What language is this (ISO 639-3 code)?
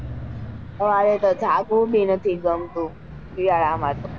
guj